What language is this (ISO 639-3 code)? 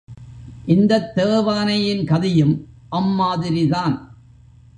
tam